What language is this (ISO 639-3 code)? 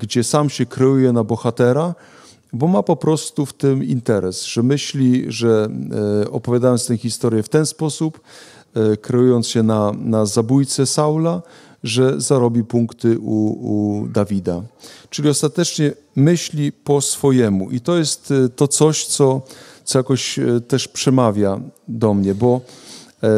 pol